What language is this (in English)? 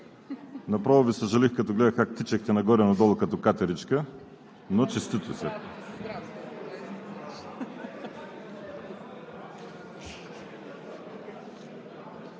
Bulgarian